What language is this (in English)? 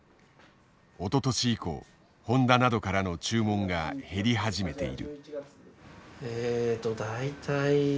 Japanese